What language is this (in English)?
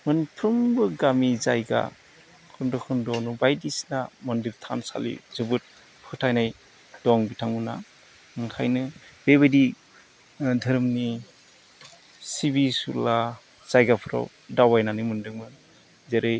Bodo